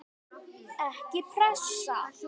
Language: Icelandic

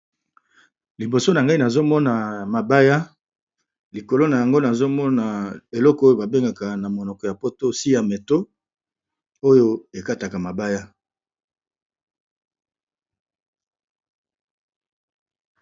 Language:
Lingala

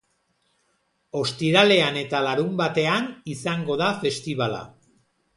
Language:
Basque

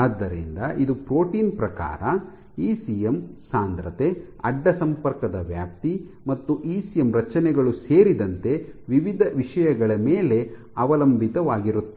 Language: Kannada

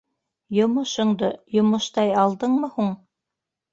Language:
Bashkir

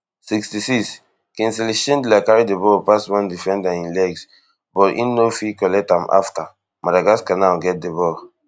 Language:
Nigerian Pidgin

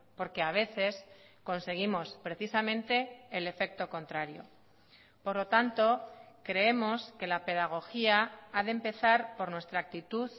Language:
Spanish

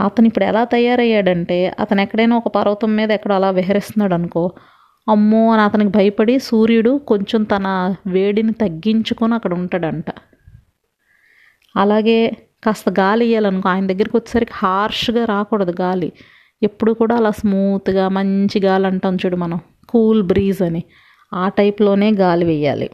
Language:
Telugu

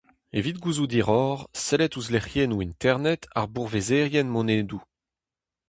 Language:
Breton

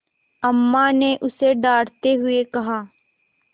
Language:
Hindi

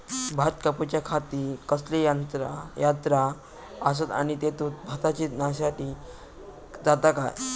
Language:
Marathi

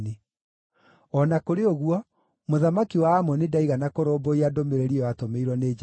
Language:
Kikuyu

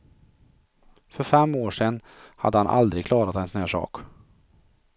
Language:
Swedish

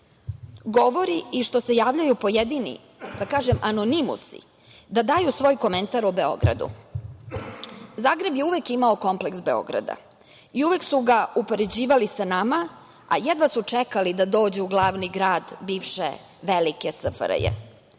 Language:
Serbian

